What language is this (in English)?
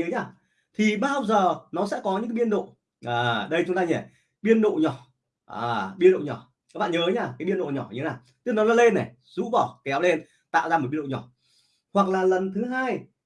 Vietnamese